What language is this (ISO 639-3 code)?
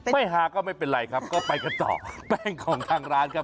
tha